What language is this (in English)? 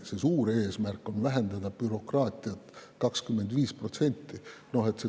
Estonian